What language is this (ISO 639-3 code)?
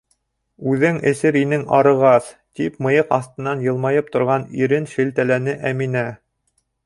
bak